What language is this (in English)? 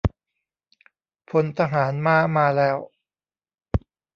Thai